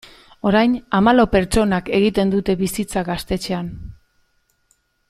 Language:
Basque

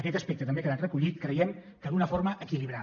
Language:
Catalan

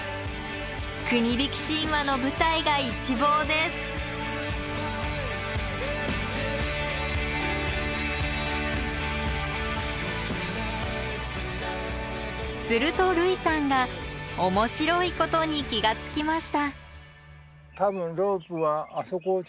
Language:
Japanese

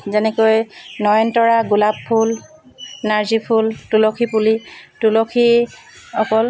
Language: Assamese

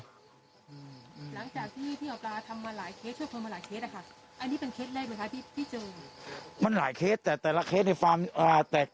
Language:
Thai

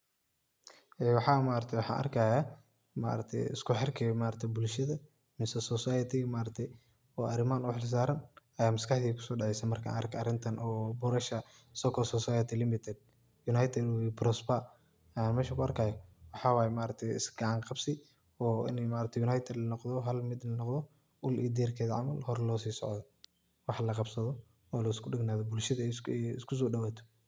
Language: Somali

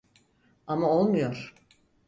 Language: Turkish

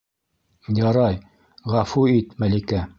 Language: Bashkir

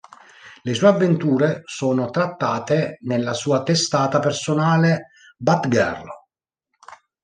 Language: Italian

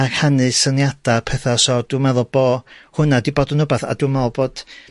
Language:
Welsh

